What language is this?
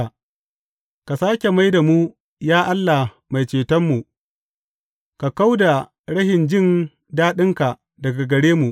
Hausa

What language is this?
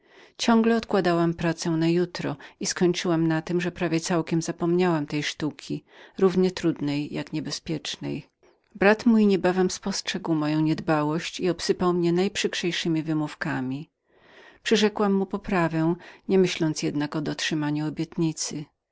Polish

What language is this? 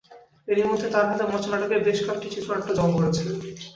Bangla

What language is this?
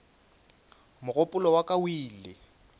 Northern Sotho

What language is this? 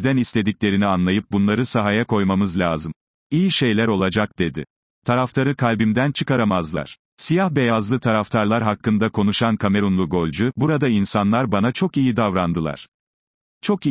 Turkish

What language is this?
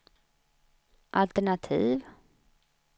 Swedish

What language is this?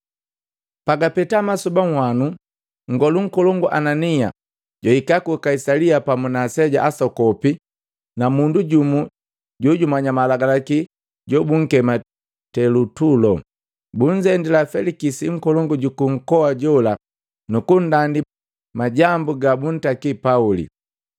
Matengo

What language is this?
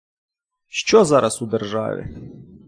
Ukrainian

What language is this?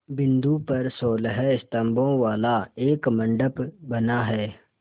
Hindi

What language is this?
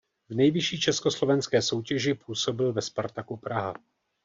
Czech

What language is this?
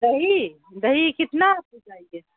Urdu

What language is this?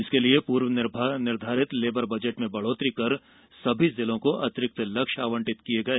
Hindi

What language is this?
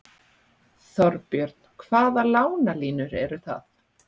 Icelandic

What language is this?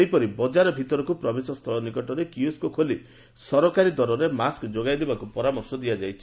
Odia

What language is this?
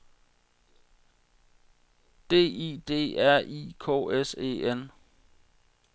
Danish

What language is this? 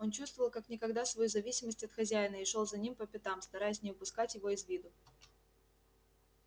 Russian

